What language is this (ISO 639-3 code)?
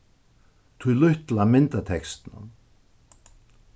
fao